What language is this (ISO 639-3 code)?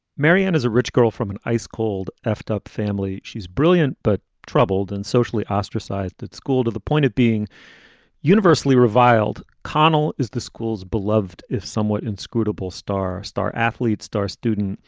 eng